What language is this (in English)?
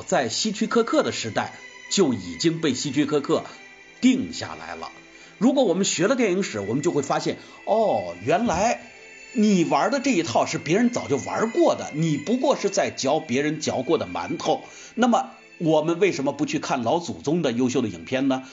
Chinese